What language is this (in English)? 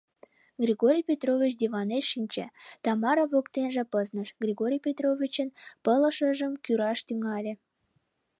Mari